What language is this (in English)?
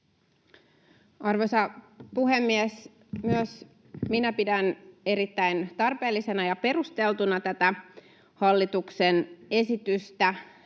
Finnish